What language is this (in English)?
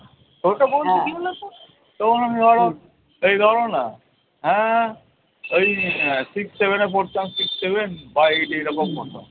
Bangla